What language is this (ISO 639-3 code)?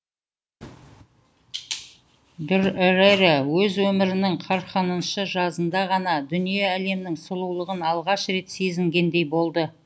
kaz